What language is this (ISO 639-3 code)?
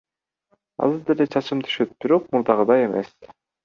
kir